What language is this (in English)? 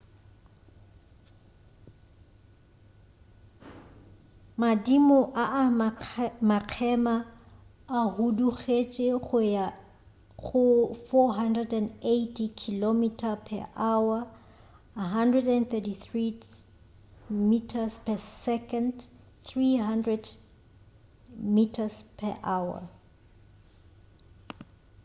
Northern Sotho